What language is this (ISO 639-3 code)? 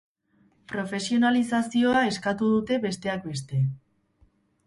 eus